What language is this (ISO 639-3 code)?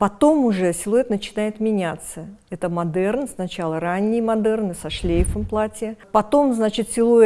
rus